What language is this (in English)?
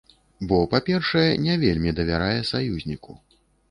Belarusian